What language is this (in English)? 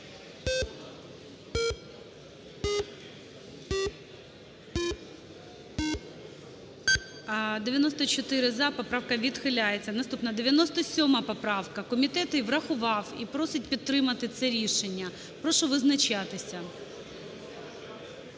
Ukrainian